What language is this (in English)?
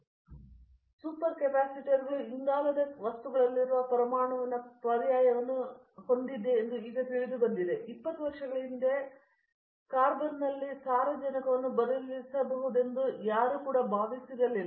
Kannada